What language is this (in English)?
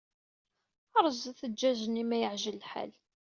Kabyle